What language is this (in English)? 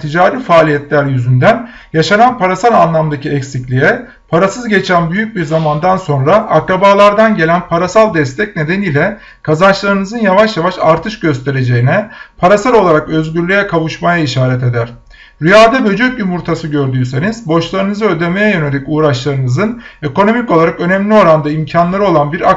Turkish